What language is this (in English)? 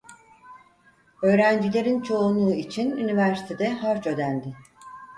Turkish